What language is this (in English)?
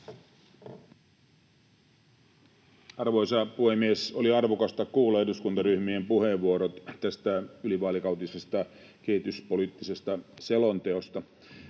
Finnish